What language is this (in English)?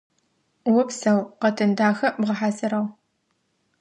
Adyghe